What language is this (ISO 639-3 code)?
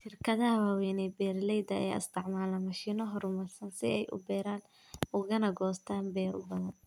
som